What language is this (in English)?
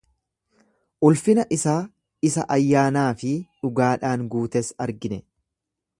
Oromo